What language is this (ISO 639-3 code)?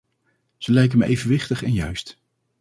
nld